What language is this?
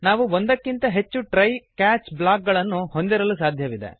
Kannada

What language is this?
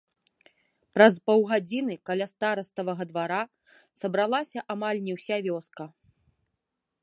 Belarusian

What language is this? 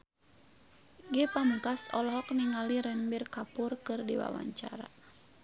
Sundanese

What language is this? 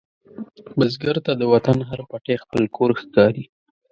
Pashto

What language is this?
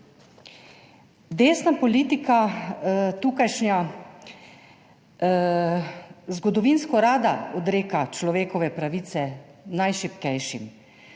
Slovenian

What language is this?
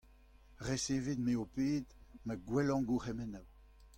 Breton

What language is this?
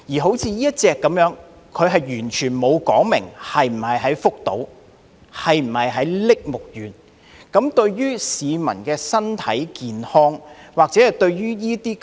Cantonese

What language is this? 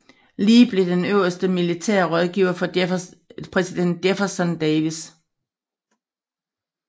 Danish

